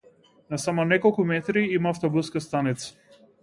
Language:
Macedonian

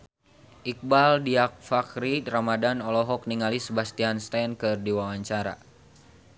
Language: Sundanese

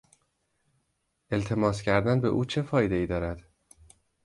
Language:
Persian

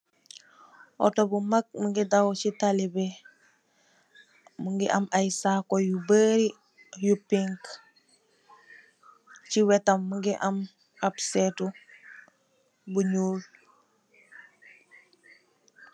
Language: Wolof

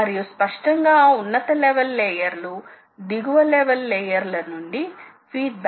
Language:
Telugu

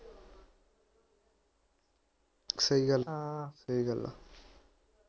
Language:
Punjabi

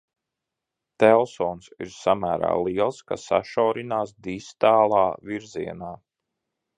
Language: Latvian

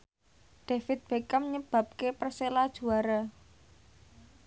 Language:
Javanese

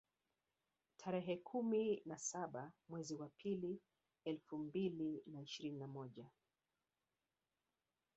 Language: Swahili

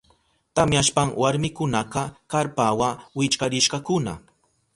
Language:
Southern Pastaza Quechua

